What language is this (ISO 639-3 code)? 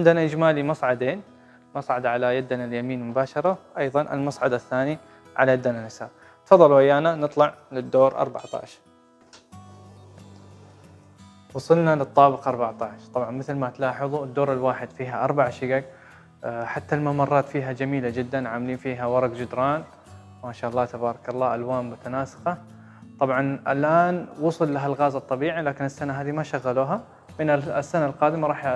ara